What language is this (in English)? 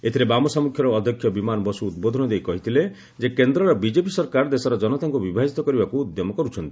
Odia